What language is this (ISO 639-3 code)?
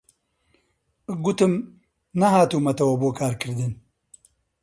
ckb